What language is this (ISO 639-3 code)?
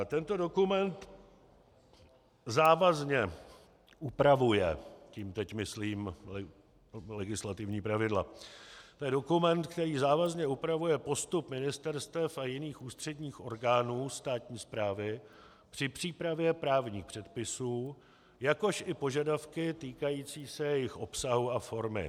ces